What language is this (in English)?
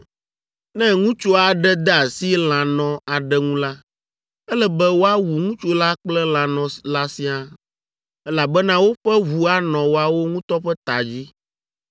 Ewe